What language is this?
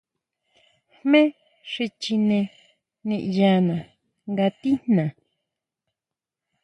Huautla Mazatec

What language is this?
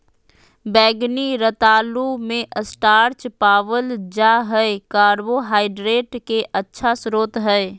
Magahi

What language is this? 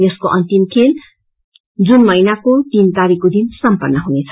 Nepali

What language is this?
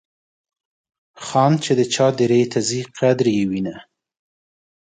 Pashto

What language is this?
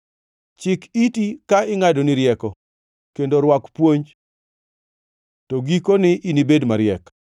Luo (Kenya and Tanzania)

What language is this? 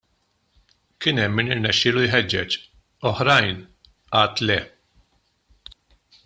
Maltese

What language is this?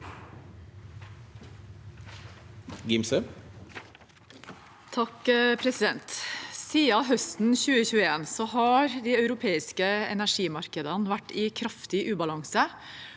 Norwegian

